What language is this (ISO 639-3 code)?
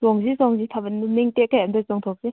mni